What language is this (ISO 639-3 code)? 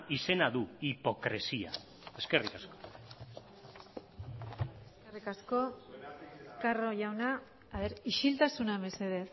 eus